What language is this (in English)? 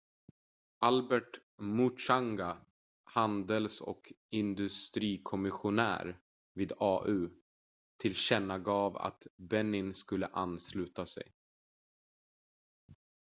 Swedish